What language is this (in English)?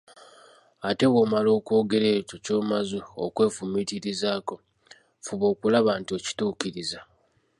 Ganda